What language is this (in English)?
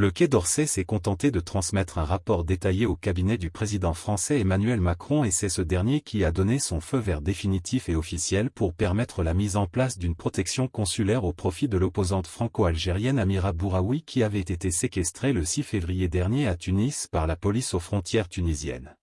French